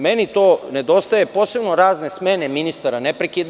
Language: Serbian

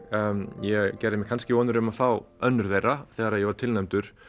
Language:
Icelandic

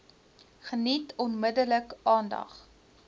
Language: Afrikaans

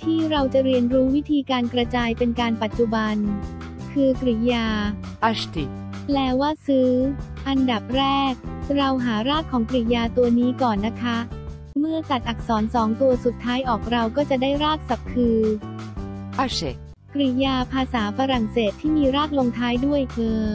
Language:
Thai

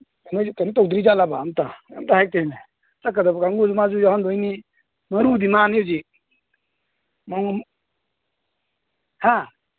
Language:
Manipuri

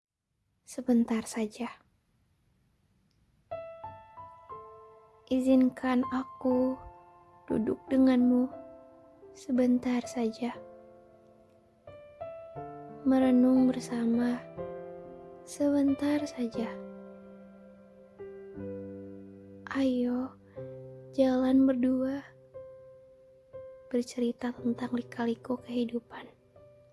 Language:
Indonesian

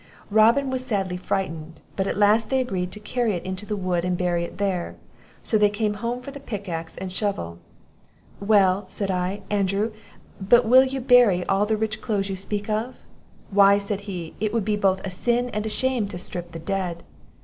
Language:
English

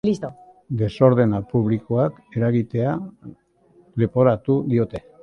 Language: Basque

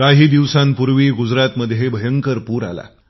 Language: Marathi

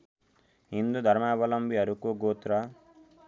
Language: Nepali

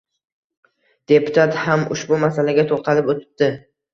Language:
Uzbek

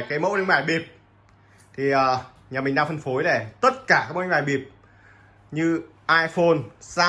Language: Vietnamese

